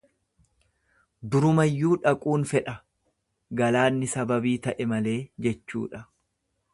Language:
Oromo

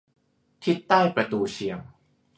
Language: Thai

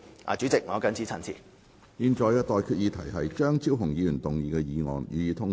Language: Cantonese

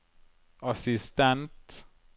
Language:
Norwegian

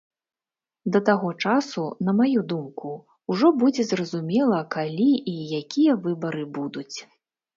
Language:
Belarusian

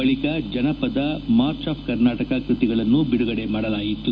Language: Kannada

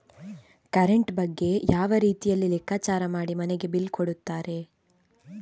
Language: Kannada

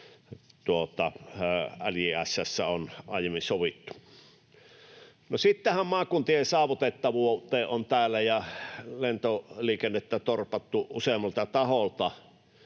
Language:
Finnish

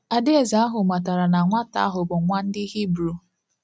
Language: Igbo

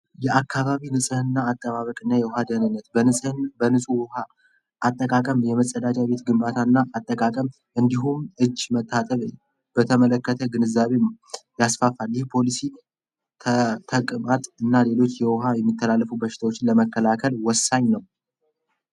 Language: Amharic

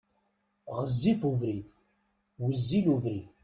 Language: Kabyle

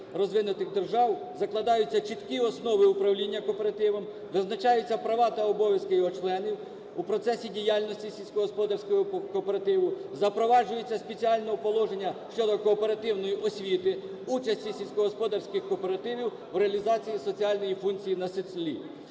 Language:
Ukrainian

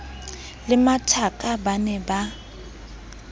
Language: Southern Sotho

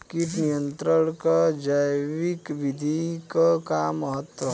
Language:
Bhojpuri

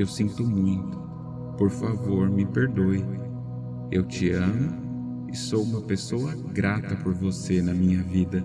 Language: Portuguese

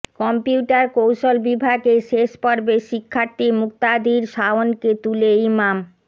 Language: Bangla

